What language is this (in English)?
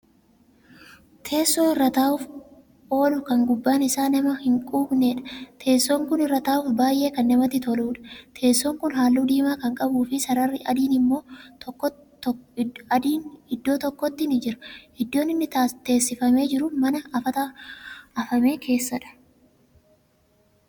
Oromo